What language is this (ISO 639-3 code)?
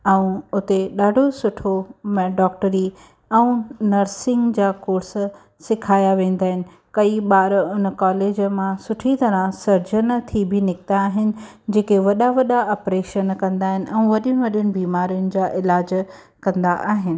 snd